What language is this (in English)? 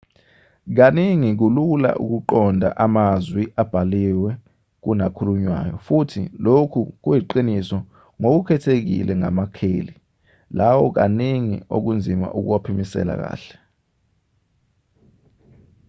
Zulu